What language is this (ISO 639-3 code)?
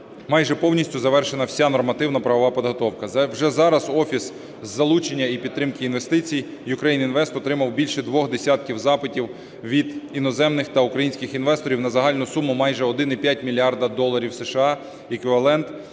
ukr